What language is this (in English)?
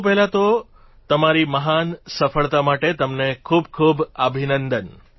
Gujarati